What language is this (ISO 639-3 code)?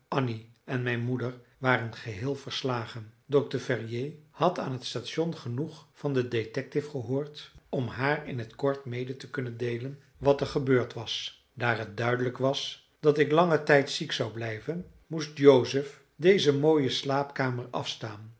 nld